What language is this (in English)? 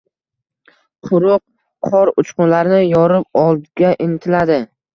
Uzbek